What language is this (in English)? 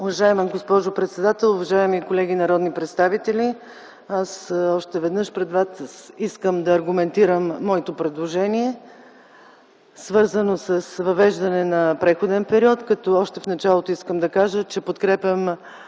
Bulgarian